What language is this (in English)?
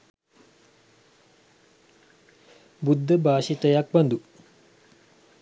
Sinhala